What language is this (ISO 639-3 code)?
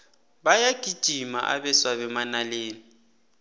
nbl